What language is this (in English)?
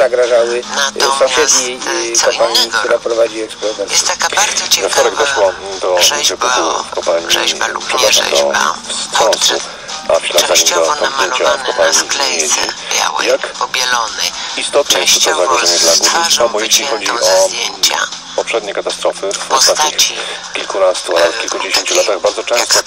Polish